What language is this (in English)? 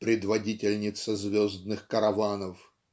Russian